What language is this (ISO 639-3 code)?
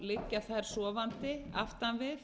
isl